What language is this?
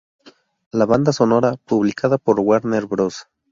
Spanish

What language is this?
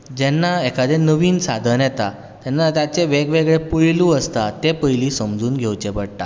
Konkani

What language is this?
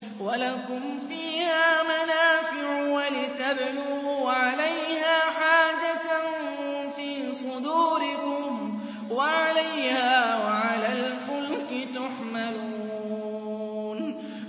Arabic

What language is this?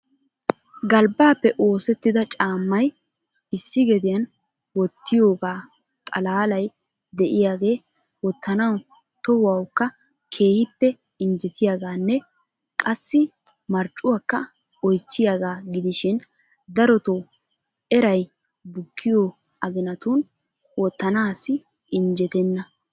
Wolaytta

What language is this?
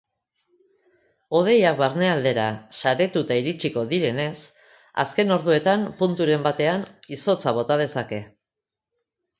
Basque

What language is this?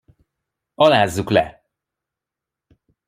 Hungarian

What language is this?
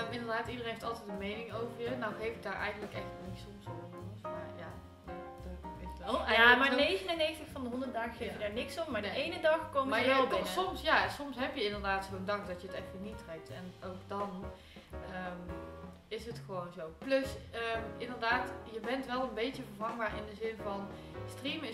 Dutch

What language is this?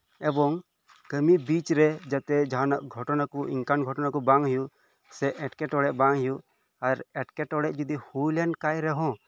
Santali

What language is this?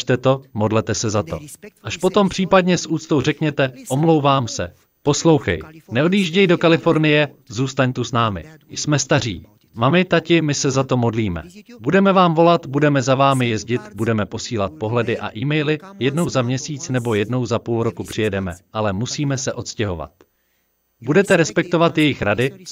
Czech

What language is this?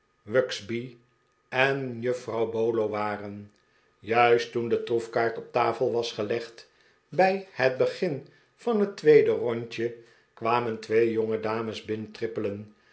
Dutch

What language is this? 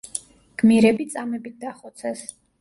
Georgian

